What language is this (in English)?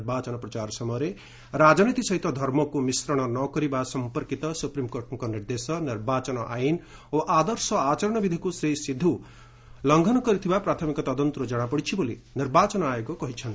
Odia